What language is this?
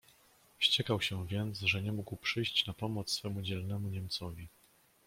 Polish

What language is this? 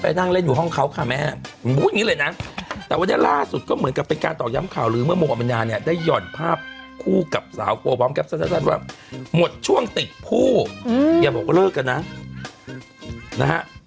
Thai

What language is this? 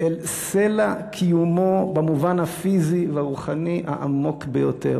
Hebrew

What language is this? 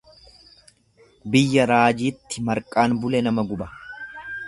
Oromo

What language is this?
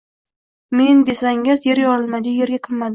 Uzbek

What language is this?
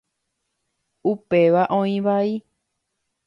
Guarani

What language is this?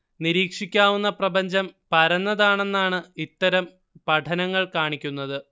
Malayalam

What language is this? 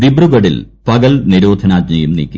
Malayalam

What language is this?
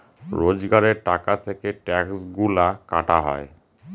Bangla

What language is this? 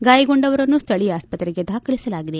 Kannada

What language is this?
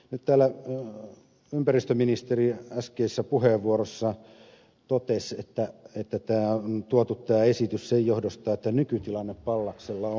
Finnish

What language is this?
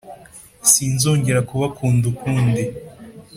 Kinyarwanda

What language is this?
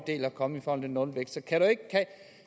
Danish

